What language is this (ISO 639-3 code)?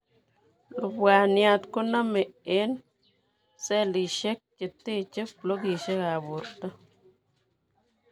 kln